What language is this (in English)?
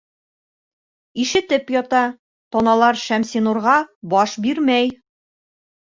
Bashkir